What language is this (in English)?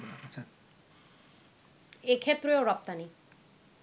Bangla